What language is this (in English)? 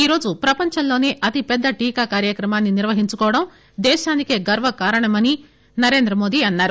Telugu